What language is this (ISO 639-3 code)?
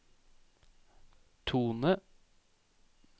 nor